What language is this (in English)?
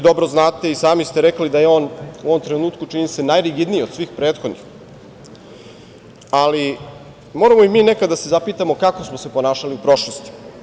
Serbian